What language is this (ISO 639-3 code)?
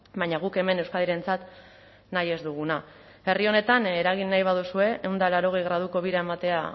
eus